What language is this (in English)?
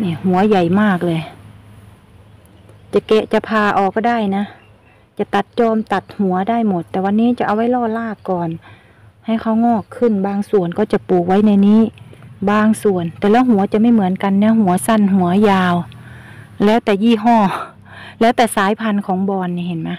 Thai